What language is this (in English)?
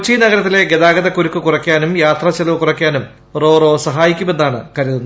Malayalam